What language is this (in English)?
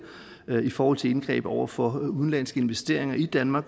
Danish